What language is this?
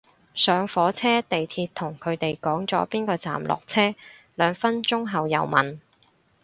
Cantonese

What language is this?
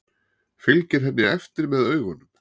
Icelandic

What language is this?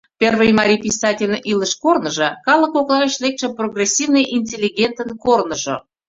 Mari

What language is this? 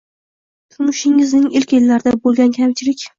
Uzbek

